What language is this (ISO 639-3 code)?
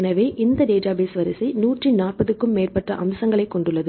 tam